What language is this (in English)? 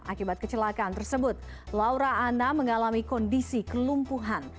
Indonesian